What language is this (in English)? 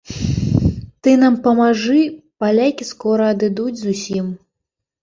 Belarusian